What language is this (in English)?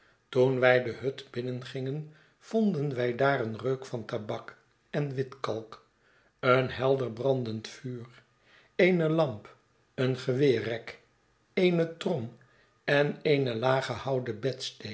Dutch